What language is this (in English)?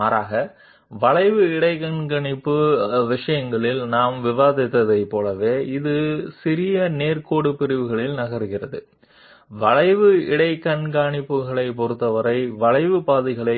Telugu